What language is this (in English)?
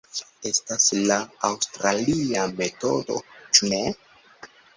Esperanto